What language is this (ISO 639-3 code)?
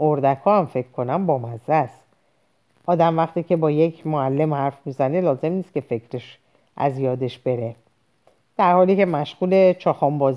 fas